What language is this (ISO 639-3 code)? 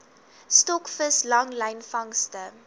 afr